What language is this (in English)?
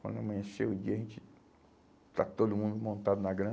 Portuguese